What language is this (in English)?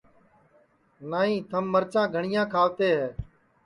Sansi